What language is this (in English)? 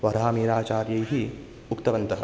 Sanskrit